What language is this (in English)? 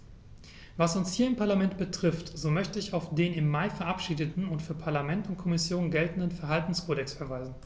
German